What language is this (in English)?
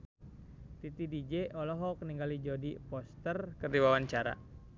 Sundanese